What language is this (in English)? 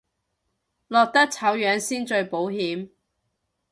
Cantonese